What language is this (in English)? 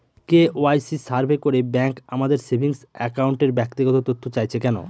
Bangla